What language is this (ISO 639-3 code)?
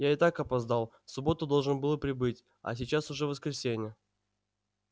rus